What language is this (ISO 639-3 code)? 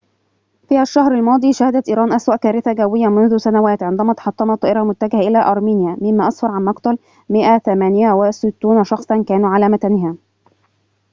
ara